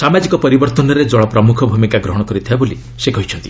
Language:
Odia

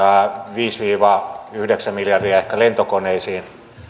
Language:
Finnish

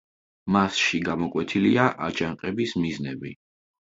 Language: Georgian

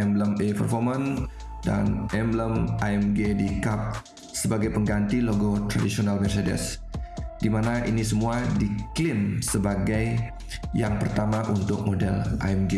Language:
Indonesian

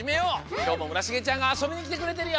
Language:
Japanese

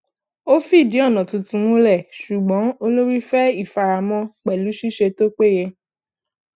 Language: Yoruba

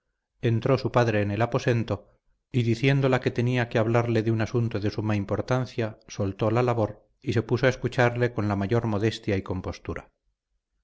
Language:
Spanish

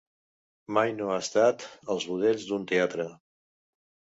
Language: Catalan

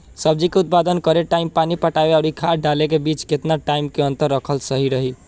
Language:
Bhojpuri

